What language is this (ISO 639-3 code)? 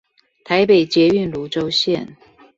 zho